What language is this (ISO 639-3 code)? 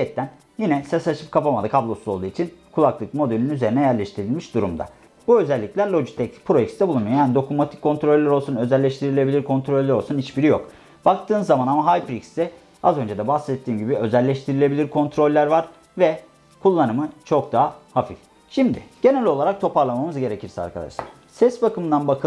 tur